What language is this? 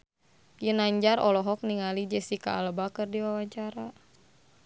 Sundanese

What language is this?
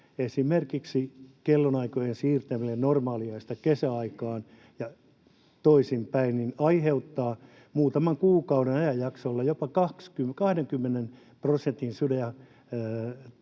Finnish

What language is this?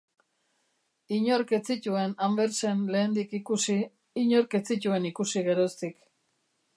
Basque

